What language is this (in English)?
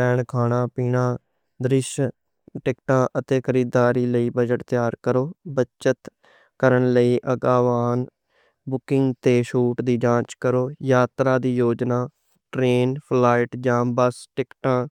Western Panjabi